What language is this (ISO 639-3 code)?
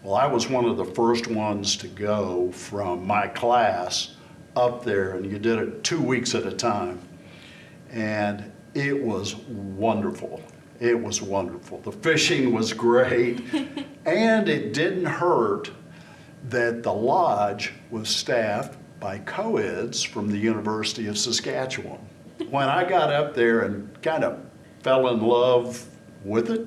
eng